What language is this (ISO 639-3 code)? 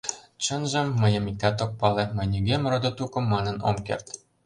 chm